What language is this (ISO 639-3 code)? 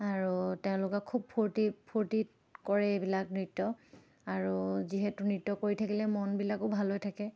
asm